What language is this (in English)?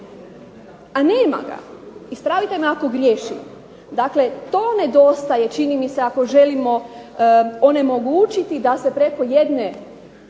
Croatian